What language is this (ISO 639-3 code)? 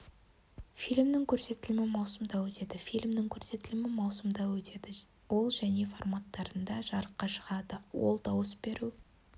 kaz